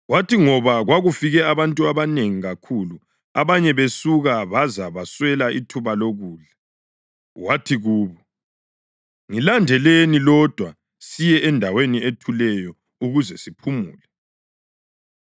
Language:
North Ndebele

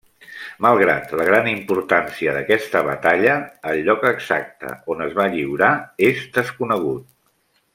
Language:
Catalan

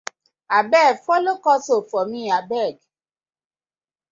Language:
Nigerian Pidgin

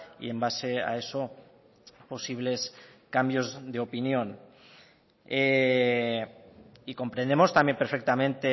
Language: Spanish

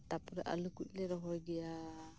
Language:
Santali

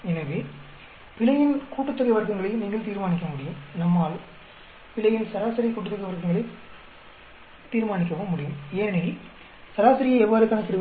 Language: Tamil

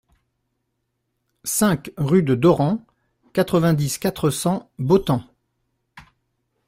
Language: French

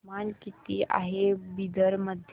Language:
Marathi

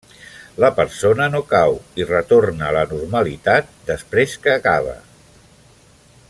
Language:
Catalan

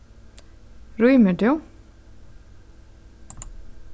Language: Faroese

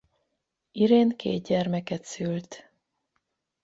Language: Hungarian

